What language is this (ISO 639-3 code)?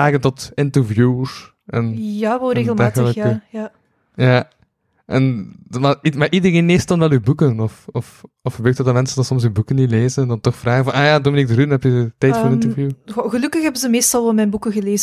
nld